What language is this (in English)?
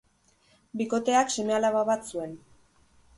Basque